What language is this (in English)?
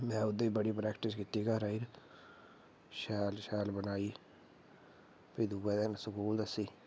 Dogri